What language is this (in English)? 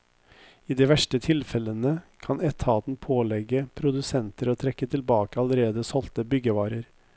Norwegian